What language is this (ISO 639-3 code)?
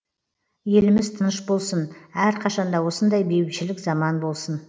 kaz